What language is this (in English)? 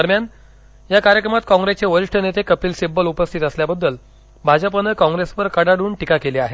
Marathi